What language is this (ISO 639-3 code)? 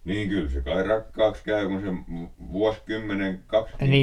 fin